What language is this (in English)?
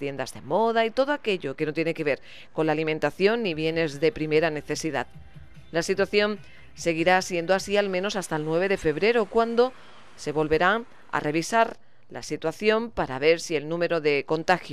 Spanish